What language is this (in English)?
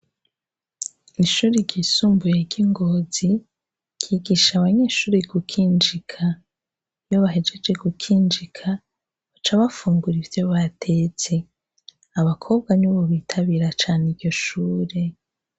Rundi